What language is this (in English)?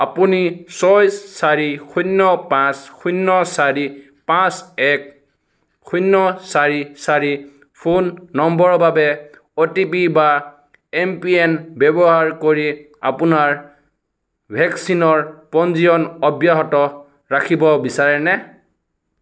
Assamese